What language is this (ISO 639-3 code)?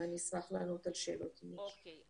heb